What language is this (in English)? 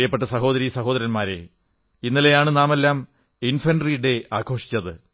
Malayalam